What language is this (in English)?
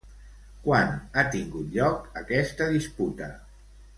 Catalan